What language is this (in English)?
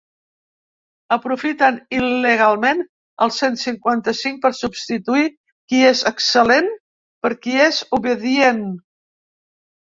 Catalan